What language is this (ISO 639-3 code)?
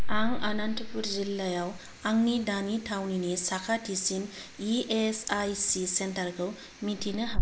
brx